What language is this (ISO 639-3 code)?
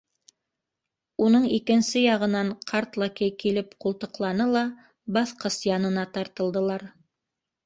bak